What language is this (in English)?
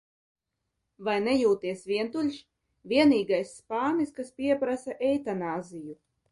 Latvian